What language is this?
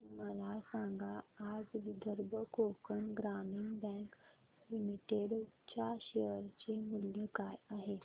Marathi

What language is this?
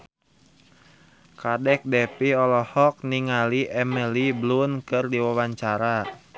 Sundanese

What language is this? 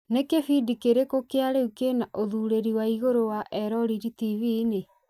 Kikuyu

